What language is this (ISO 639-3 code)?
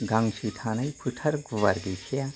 brx